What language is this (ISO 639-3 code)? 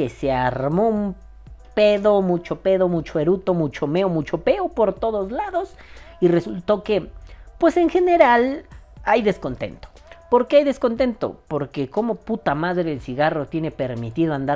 spa